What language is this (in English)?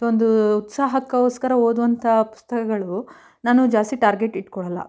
Kannada